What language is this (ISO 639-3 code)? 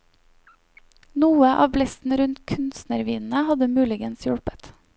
nor